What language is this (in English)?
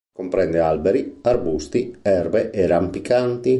Italian